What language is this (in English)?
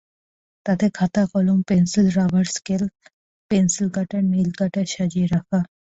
Bangla